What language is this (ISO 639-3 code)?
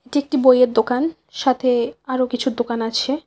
ben